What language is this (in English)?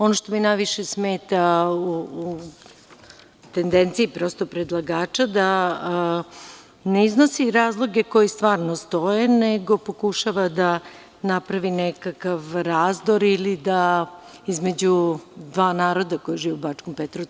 Serbian